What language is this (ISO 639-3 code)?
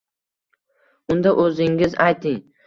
uzb